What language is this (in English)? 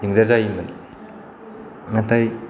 Bodo